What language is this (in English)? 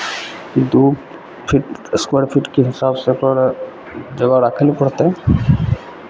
Maithili